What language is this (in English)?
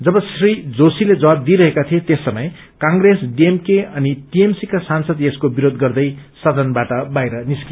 Nepali